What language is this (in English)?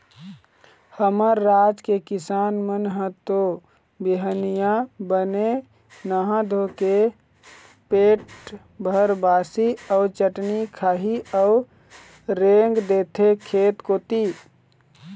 Chhattisgarhi